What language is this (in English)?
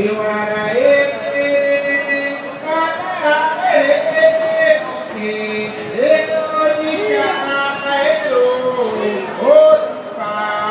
Spanish